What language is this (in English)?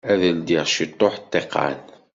Kabyle